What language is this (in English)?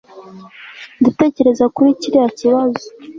Kinyarwanda